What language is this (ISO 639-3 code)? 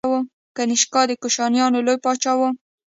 pus